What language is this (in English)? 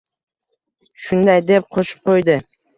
Uzbek